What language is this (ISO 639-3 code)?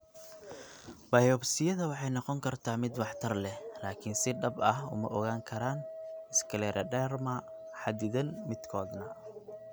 som